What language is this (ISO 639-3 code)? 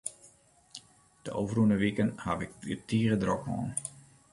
fry